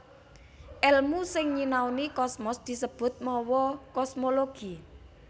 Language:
Javanese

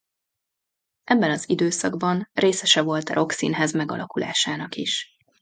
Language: Hungarian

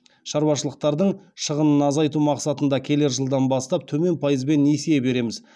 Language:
Kazakh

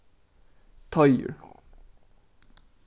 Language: Faroese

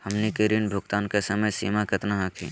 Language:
Magahi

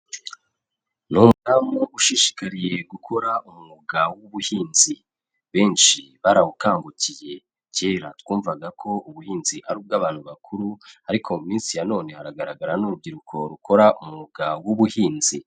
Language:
Kinyarwanda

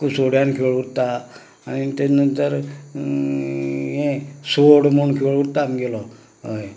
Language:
Konkani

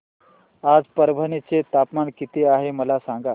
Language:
Marathi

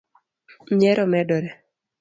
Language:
Luo (Kenya and Tanzania)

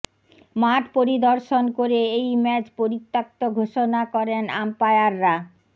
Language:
Bangla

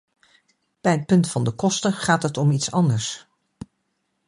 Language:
Dutch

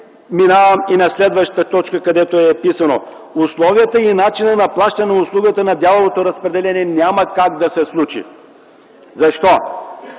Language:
Bulgarian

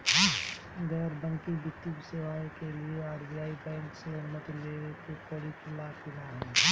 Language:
Bhojpuri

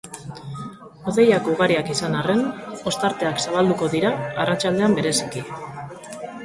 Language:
Basque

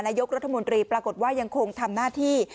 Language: Thai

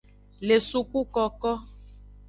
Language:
Aja (Benin)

